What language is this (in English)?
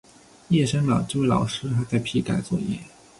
Chinese